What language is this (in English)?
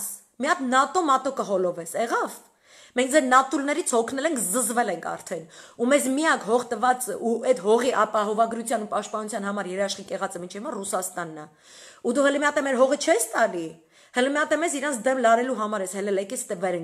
Romanian